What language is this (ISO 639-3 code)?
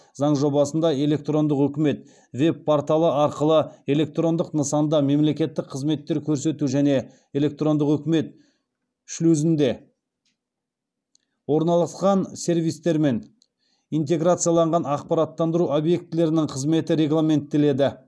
kaz